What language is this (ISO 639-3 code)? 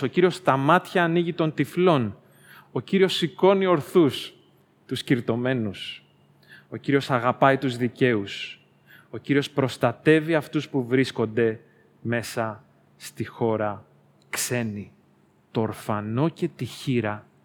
ell